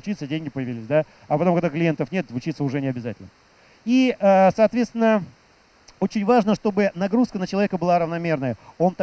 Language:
Russian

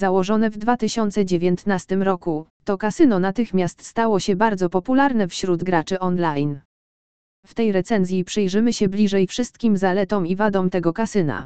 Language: Polish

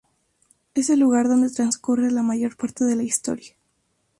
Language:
Spanish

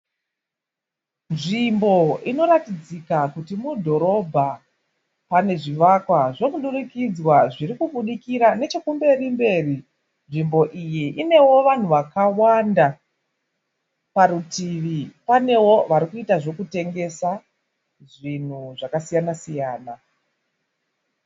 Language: Shona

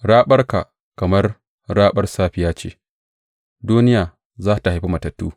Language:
Hausa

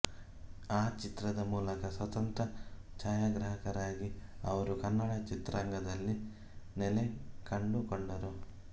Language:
Kannada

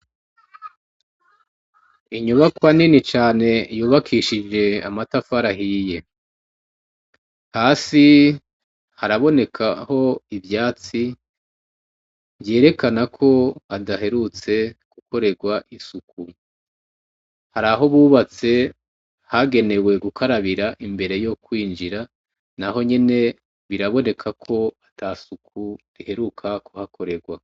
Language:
Rundi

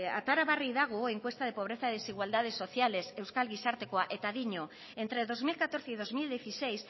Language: Spanish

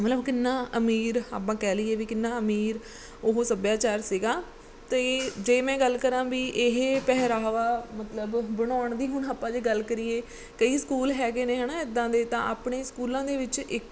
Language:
Punjabi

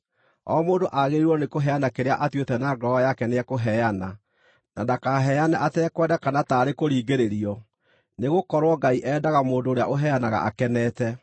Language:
Kikuyu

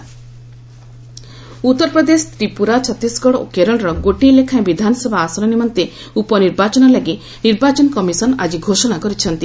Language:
Odia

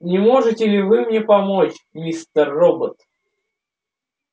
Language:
Russian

